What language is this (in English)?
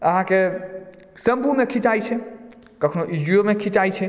Maithili